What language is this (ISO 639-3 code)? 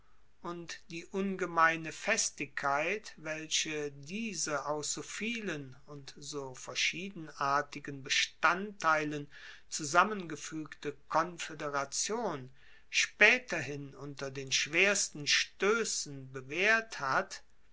deu